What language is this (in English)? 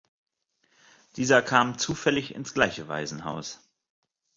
German